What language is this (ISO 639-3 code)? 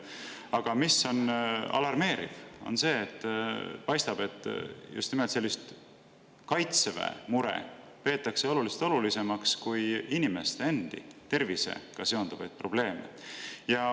est